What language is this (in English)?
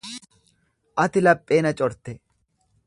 Oromo